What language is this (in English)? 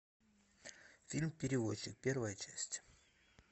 Russian